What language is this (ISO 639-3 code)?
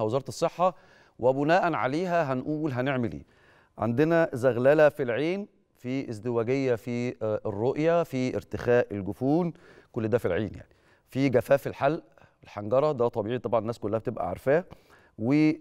ara